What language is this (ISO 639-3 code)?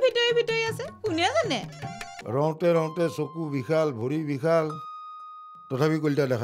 ben